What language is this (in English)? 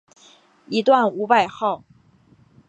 Chinese